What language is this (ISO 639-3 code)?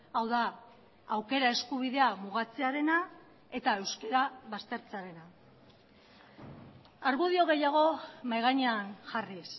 eus